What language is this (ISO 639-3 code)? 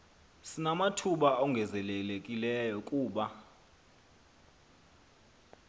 xho